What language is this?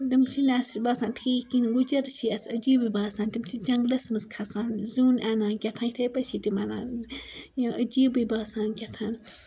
Kashmiri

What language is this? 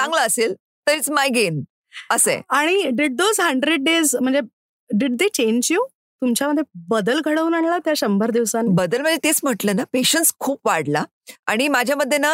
Marathi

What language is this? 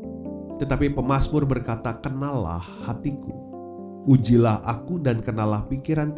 Indonesian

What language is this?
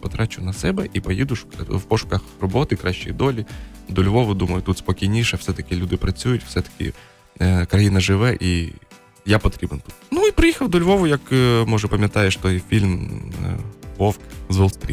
Ukrainian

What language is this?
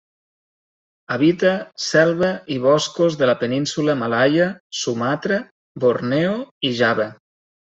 Catalan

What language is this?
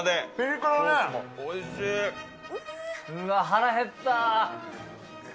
Japanese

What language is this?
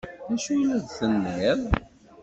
Kabyle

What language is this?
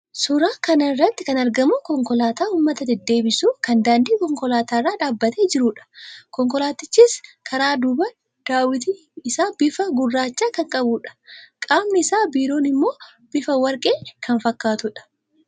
Oromo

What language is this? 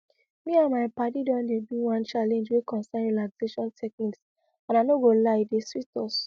Nigerian Pidgin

